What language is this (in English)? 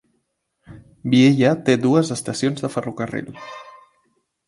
Catalan